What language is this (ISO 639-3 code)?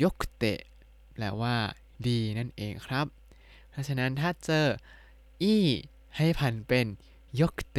tha